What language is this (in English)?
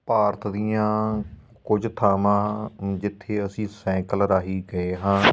Punjabi